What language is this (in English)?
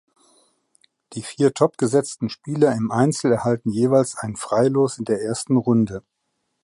German